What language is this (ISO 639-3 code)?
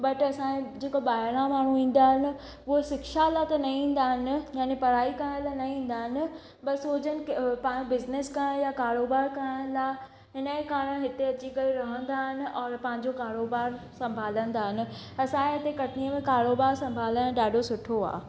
snd